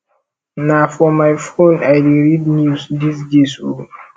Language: Nigerian Pidgin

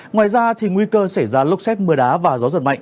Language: Vietnamese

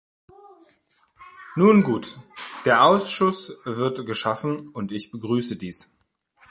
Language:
German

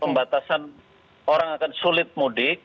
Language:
Indonesian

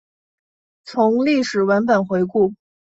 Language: Chinese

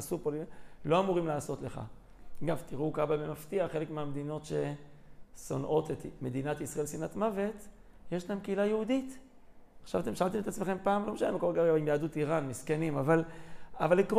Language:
Hebrew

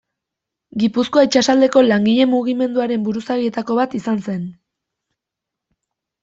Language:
Basque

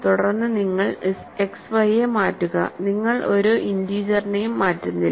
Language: Malayalam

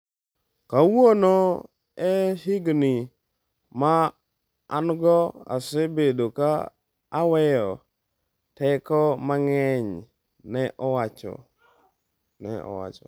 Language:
Luo (Kenya and Tanzania)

